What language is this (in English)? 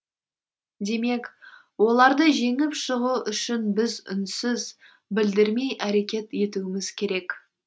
Kazakh